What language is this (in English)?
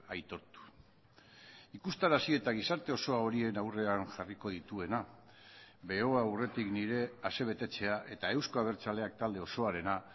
Basque